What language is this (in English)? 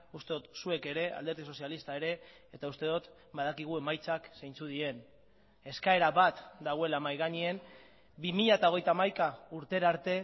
Basque